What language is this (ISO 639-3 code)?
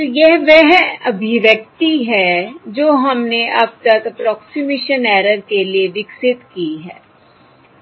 hin